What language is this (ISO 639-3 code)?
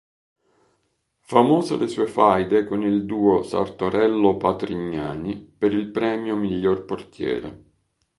ita